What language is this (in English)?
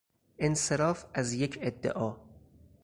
Persian